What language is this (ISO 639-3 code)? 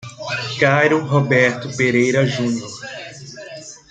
por